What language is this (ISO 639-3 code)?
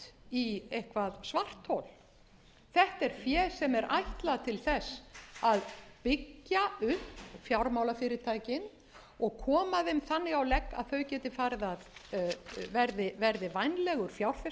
isl